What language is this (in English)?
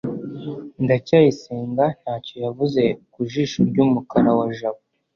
Kinyarwanda